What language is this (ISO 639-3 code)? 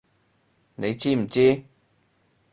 yue